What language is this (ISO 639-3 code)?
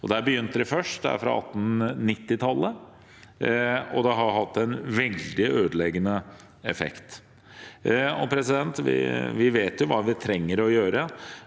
nor